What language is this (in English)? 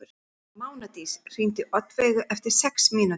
Icelandic